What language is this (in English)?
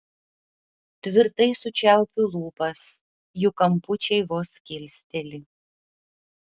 Lithuanian